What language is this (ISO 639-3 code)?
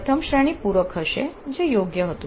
guj